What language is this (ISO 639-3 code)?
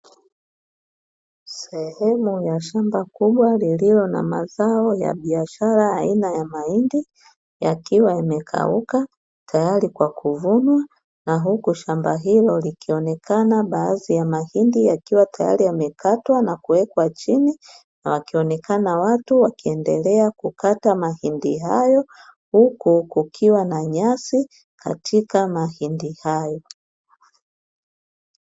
swa